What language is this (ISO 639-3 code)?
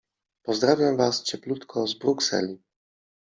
pol